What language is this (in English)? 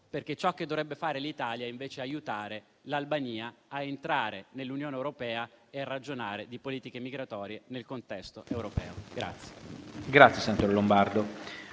Italian